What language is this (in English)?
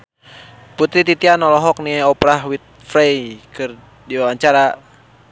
Sundanese